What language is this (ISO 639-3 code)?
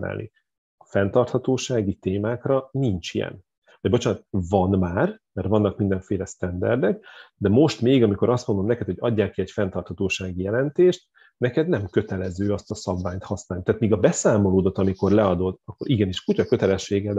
hun